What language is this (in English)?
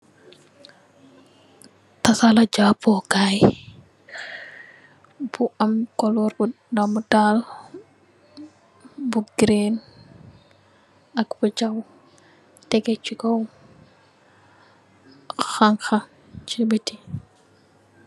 Wolof